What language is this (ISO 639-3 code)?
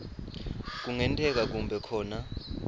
ssw